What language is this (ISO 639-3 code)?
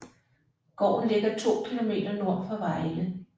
dan